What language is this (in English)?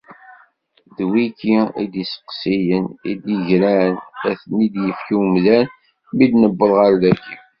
Kabyle